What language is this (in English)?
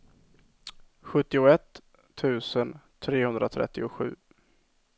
Swedish